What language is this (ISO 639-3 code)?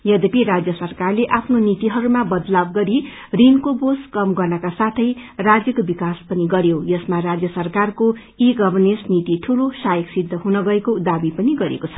nep